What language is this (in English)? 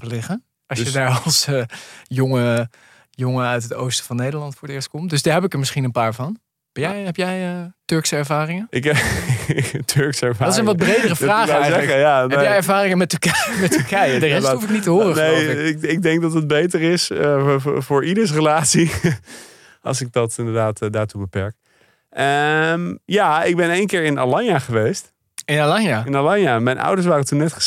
Dutch